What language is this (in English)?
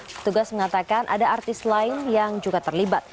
Indonesian